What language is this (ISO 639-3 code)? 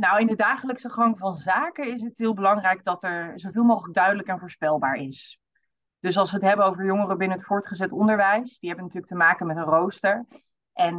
nld